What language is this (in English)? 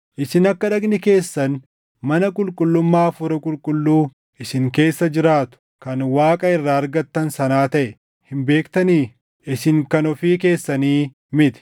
Oromo